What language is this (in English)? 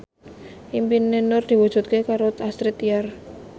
Javanese